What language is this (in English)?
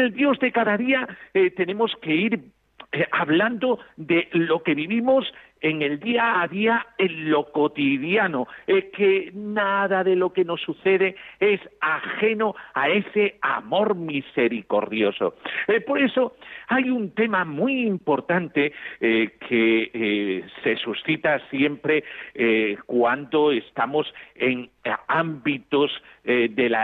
Spanish